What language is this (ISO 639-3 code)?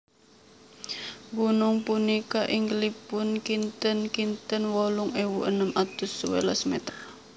jav